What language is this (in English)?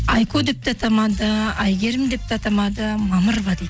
Kazakh